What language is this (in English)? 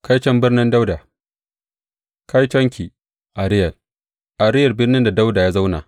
Hausa